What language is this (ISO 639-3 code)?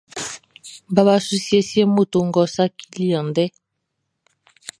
bci